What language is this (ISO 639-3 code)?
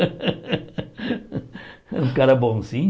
por